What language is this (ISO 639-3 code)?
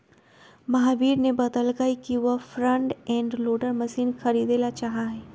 mag